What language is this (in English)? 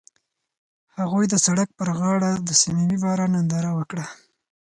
Pashto